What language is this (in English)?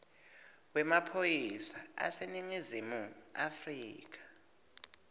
Swati